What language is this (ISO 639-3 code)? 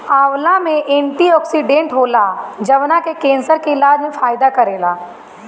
bho